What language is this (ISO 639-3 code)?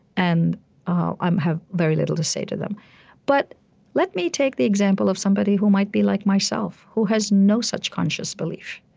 eng